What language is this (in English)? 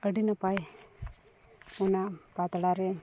Santali